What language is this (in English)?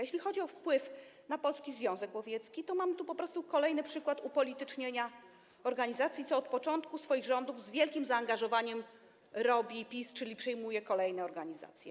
Polish